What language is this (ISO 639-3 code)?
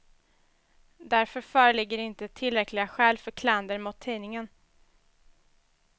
swe